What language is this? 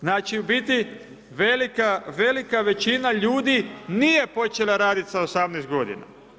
Croatian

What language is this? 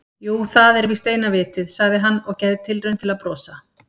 Icelandic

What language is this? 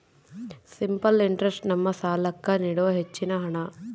Kannada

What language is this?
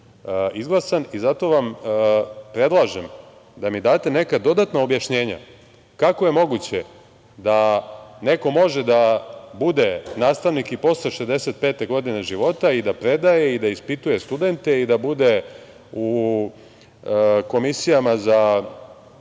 Serbian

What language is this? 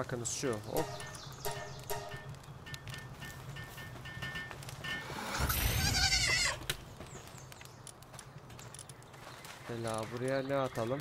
Turkish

